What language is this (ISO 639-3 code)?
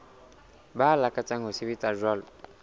sot